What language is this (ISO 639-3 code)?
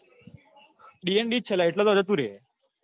guj